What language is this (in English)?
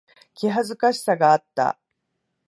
Japanese